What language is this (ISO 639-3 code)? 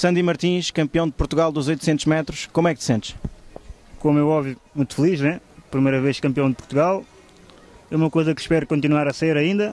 por